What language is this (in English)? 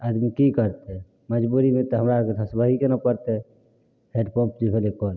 Maithili